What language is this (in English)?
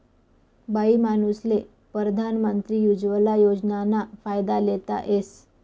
Marathi